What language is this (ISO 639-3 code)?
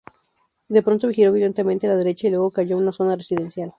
spa